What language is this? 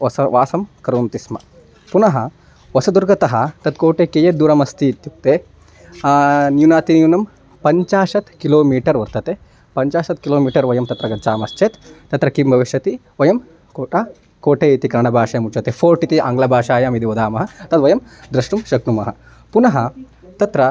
Sanskrit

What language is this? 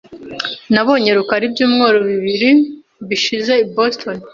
Kinyarwanda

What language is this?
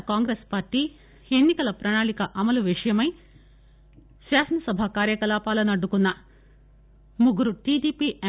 Telugu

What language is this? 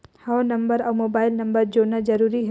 Chhattisgarhi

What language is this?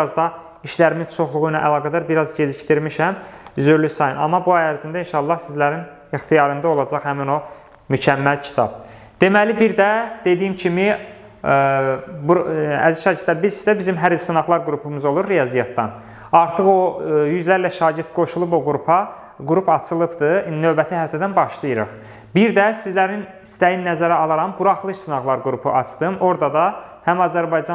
Turkish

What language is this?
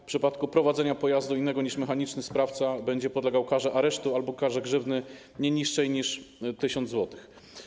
Polish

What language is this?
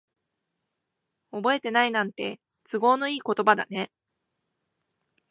Japanese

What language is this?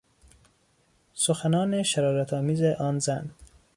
Persian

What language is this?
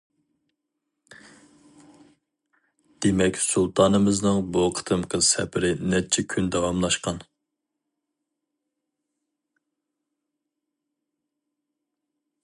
Uyghur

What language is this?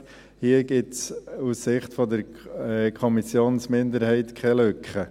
Swiss German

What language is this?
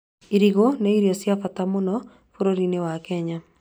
Kikuyu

